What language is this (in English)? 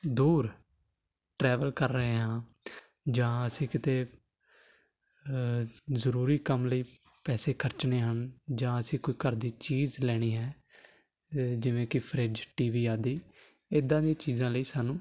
Punjabi